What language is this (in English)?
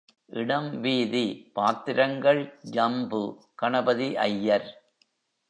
Tamil